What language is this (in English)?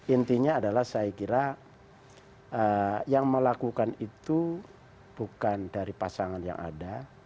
Indonesian